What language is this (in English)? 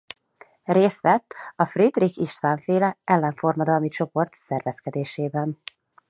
Hungarian